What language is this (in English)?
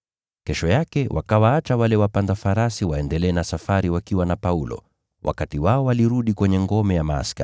Swahili